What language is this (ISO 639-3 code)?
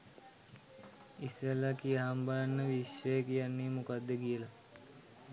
sin